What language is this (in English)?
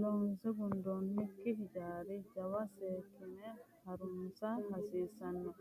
Sidamo